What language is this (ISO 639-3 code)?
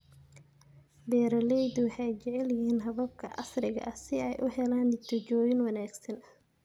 som